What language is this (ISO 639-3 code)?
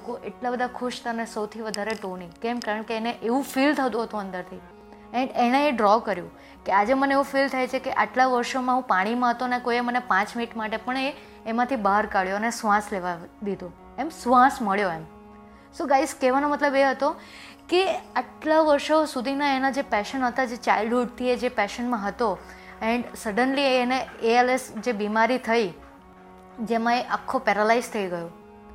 guj